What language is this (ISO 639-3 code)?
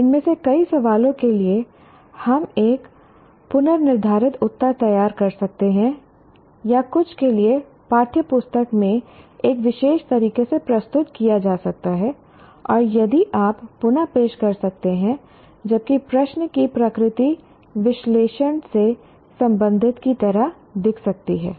hin